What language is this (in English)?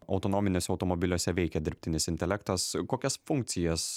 Lithuanian